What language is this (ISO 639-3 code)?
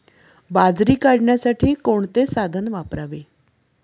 mar